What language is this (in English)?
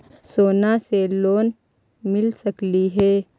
Magahi